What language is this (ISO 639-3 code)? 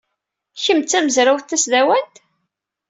kab